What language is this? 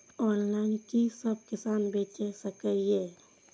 Maithili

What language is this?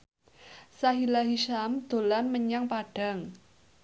Javanese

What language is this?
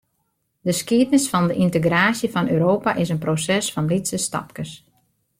Western Frisian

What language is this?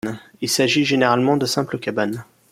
French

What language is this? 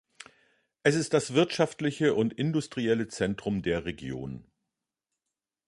German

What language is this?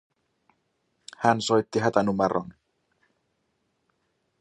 Finnish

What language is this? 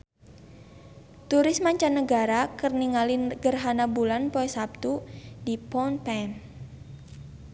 Sundanese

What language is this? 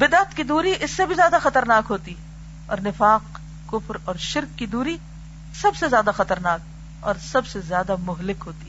Urdu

